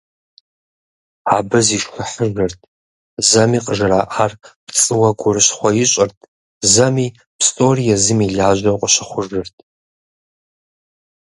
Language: Kabardian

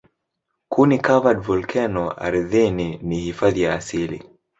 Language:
Swahili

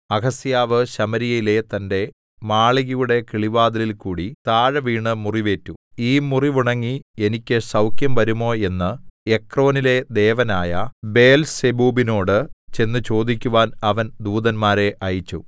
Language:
Malayalam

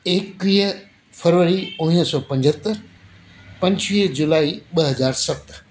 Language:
Sindhi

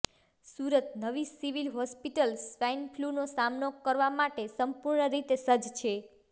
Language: Gujarati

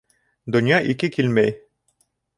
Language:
Bashkir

